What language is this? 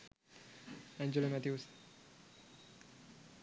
Sinhala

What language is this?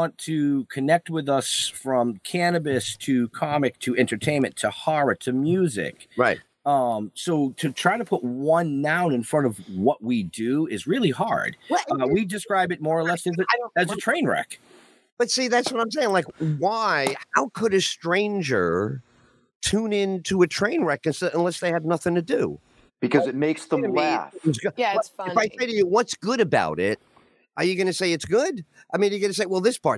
English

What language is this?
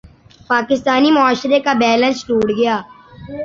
Urdu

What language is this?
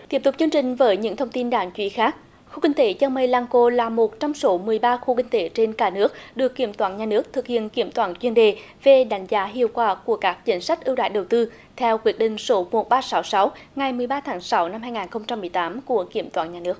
Vietnamese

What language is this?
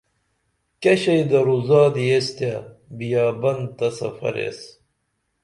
Dameli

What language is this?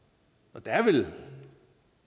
Danish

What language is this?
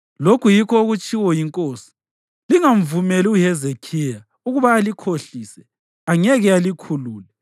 North Ndebele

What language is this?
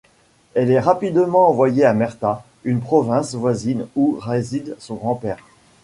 French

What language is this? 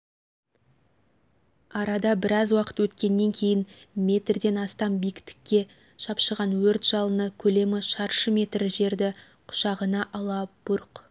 Kazakh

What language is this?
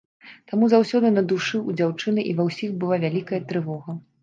Belarusian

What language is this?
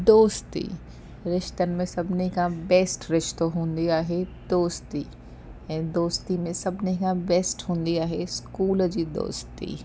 Sindhi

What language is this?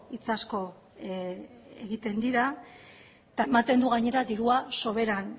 Basque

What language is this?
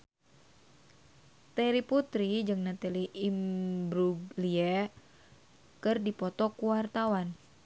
Sundanese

